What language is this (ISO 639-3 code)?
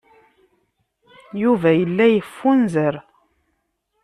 kab